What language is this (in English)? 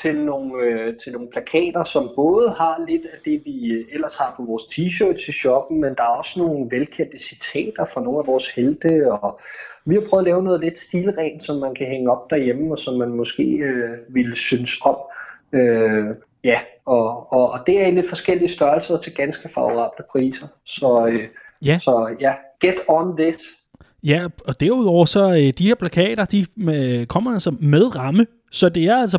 Danish